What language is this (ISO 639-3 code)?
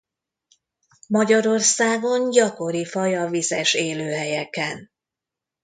hun